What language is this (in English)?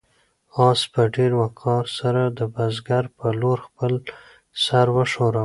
Pashto